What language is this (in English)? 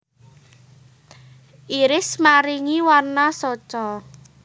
Javanese